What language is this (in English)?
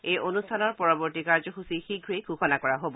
Assamese